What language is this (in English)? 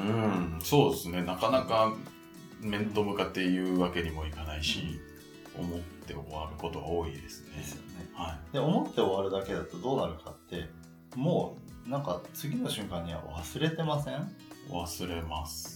Japanese